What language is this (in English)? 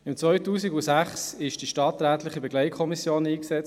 Swiss German